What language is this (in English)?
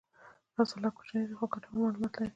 Pashto